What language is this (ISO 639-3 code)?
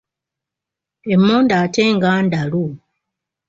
lug